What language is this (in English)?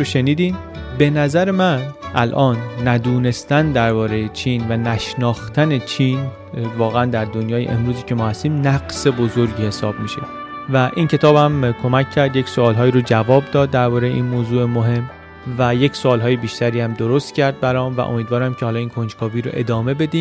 Persian